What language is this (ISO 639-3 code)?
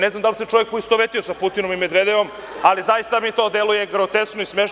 srp